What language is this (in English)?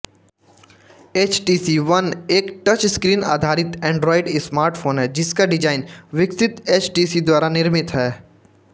Hindi